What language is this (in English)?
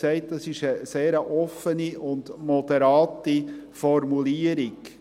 Swiss German